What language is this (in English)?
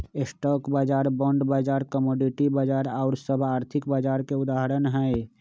Magahi